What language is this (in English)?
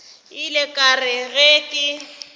Northern Sotho